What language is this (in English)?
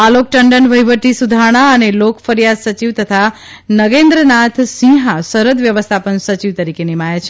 Gujarati